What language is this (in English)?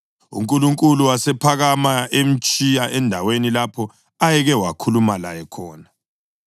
North Ndebele